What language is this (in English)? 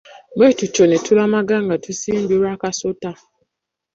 Ganda